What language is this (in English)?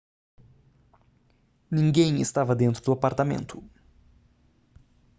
Portuguese